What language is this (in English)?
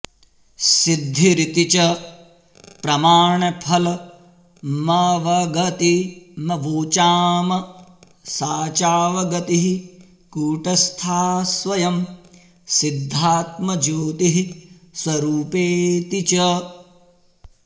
Sanskrit